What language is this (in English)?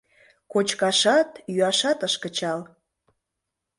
Mari